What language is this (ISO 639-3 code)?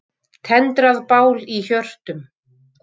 isl